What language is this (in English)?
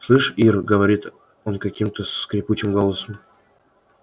Russian